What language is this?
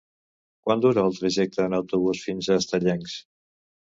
Catalan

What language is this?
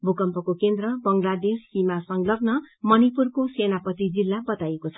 Nepali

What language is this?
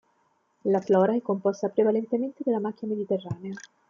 Italian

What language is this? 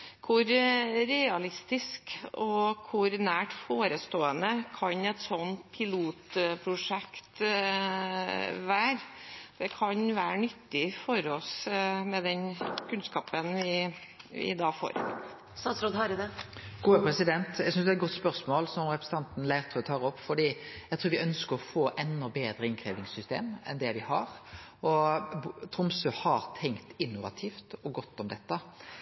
Norwegian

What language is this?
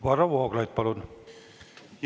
Estonian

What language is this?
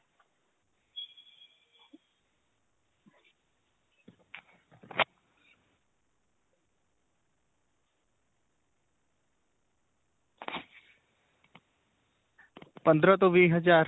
Punjabi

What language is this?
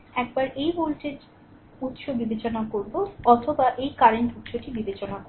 Bangla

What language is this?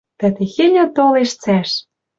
Western Mari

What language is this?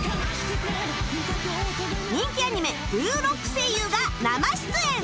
Japanese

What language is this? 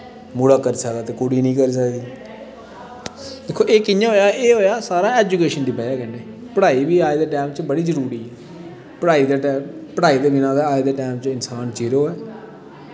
Dogri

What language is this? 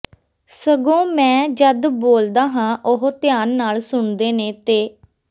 Punjabi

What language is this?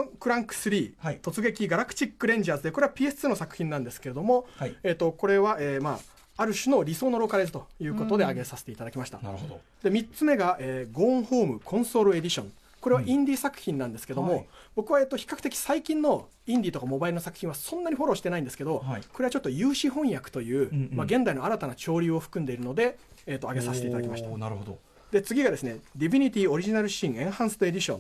Japanese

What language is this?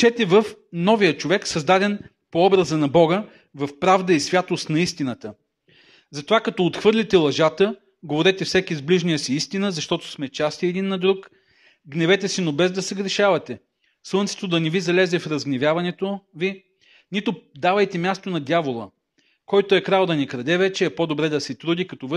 Bulgarian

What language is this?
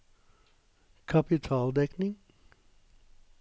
Norwegian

